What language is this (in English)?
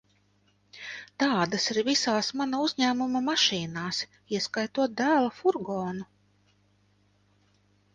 Latvian